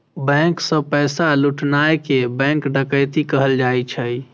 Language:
Maithili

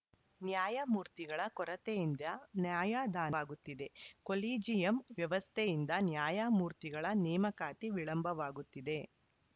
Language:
Kannada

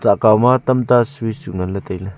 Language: Wancho Naga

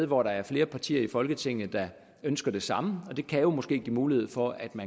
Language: Danish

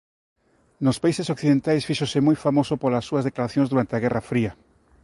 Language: Galician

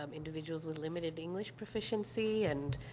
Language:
English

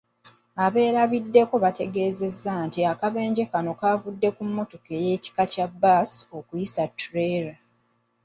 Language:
Ganda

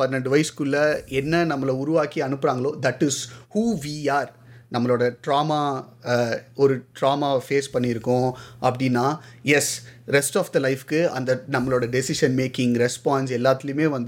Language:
Tamil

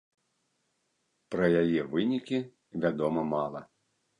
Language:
Belarusian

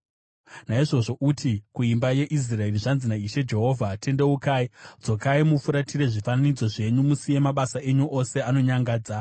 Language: Shona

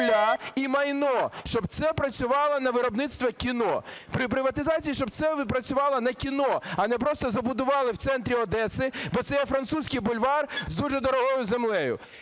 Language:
Ukrainian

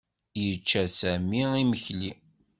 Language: Kabyle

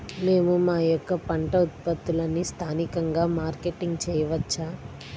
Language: Telugu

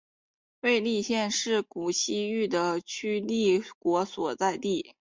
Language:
Chinese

